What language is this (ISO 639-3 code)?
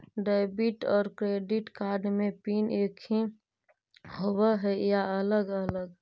mag